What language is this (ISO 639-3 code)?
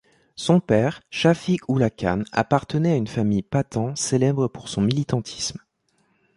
fra